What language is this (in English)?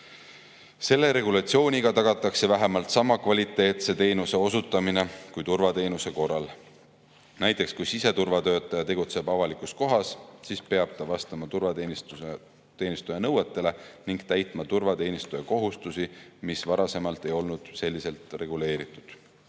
Estonian